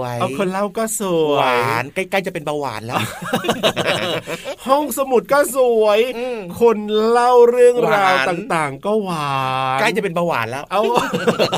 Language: Thai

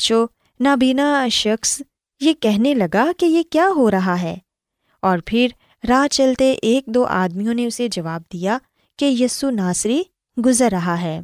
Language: Urdu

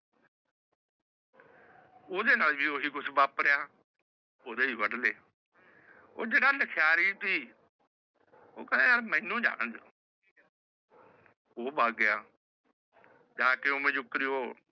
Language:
Punjabi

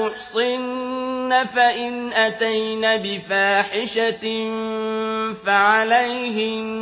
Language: Arabic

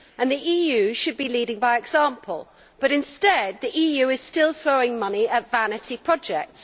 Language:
English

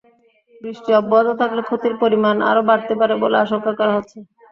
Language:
Bangla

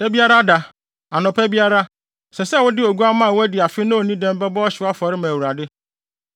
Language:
Akan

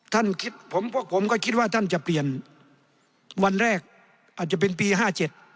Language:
Thai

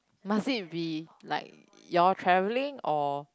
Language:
English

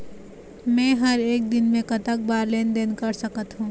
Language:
Chhattisgarhi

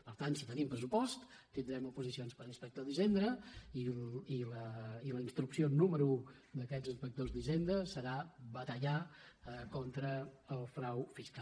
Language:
Catalan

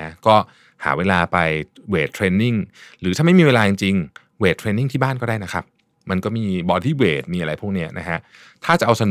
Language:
Thai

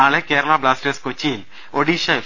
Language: Malayalam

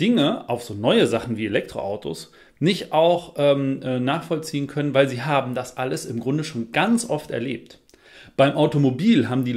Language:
German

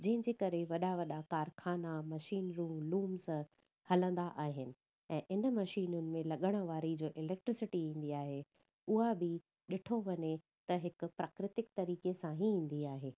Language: Sindhi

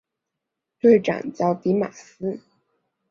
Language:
Chinese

